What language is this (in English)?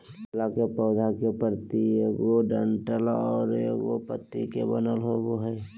Magahi